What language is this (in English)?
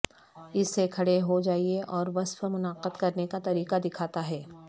Urdu